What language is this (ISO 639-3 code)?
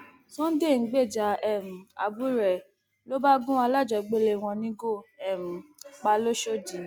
yor